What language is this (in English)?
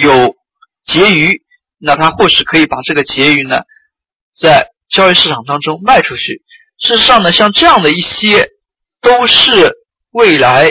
Chinese